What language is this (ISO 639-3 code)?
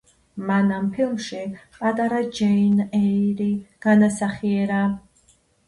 kat